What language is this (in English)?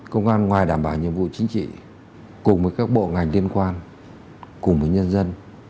Vietnamese